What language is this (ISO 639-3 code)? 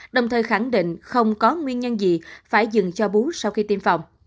vie